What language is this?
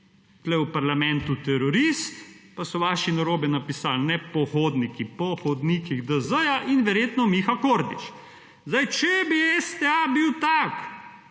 Slovenian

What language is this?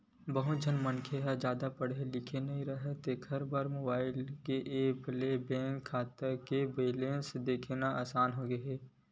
Chhattisgarhi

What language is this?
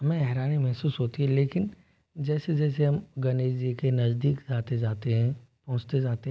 Hindi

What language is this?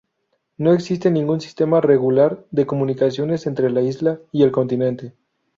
Spanish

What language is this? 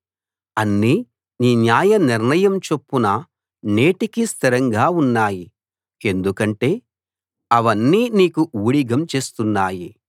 Telugu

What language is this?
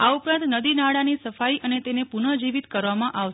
Gujarati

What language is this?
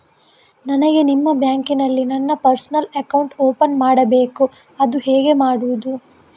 Kannada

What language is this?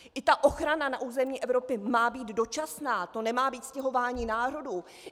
Czech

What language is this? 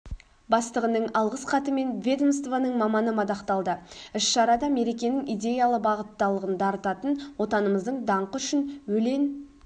Kazakh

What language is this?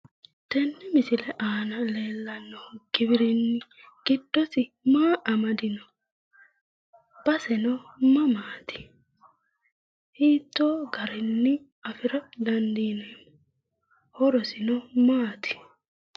Sidamo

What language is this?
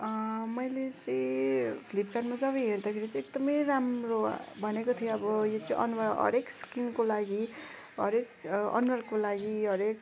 Nepali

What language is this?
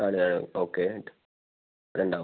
Malayalam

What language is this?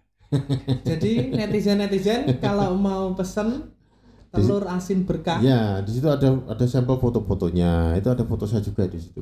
Indonesian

